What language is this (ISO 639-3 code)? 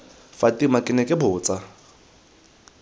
tsn